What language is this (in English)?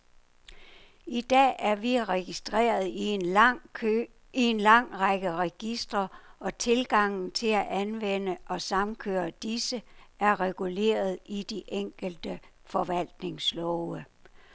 Danish